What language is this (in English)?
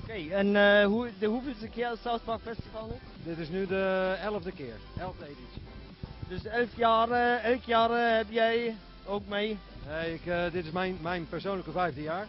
Dutch